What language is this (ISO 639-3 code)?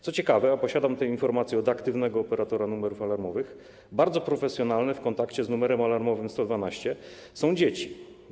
pol